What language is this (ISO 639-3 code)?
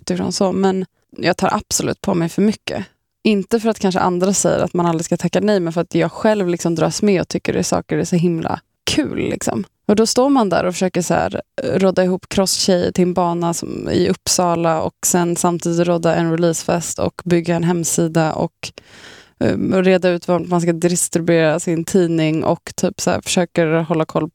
swe